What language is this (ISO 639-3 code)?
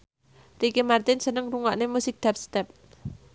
jav